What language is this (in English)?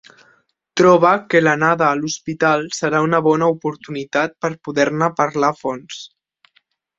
Catalan